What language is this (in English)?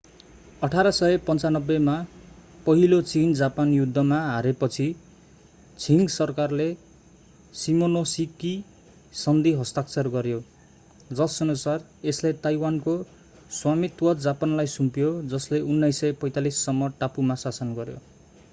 Nepali